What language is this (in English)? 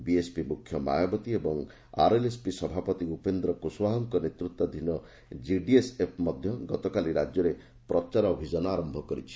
Odia